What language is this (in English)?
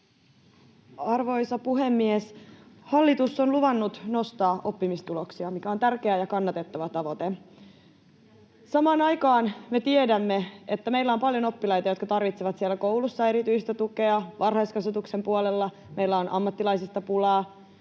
Finnish